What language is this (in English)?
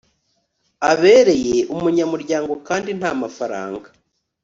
Kinyarwanda